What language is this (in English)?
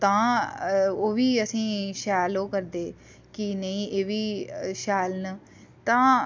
Dogri